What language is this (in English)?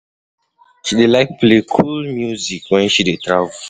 Nigerian Pidgin